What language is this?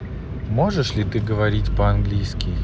Russian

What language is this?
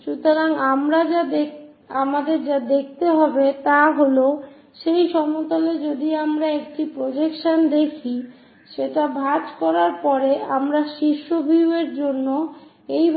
Bangla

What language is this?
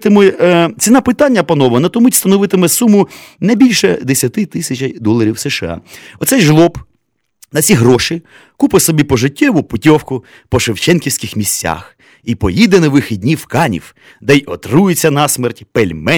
Ukrainian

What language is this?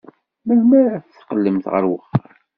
Kabyle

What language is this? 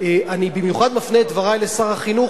Hebrew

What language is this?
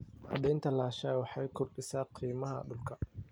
Somali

